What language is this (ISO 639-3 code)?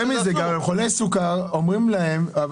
heb